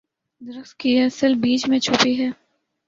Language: Urdu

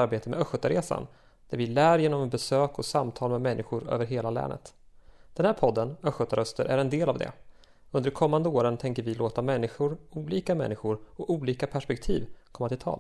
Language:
Swedish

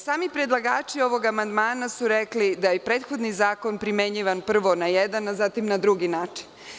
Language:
Serbian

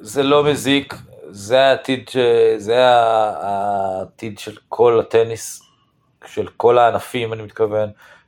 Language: Hebrew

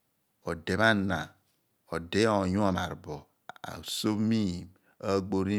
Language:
Abua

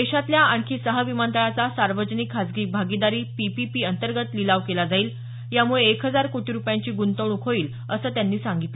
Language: Marathi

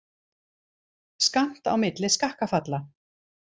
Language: Icelandic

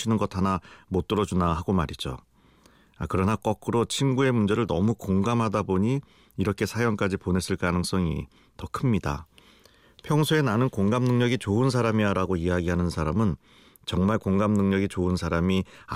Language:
Korean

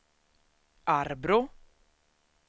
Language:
Swedish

